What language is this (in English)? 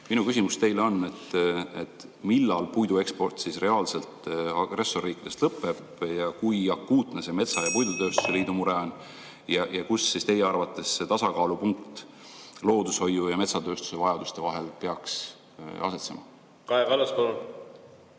Estonian